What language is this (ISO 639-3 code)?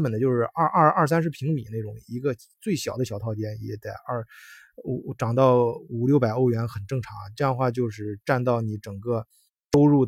zho